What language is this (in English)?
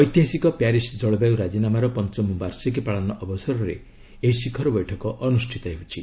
Odia